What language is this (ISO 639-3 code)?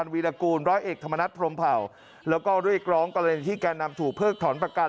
tha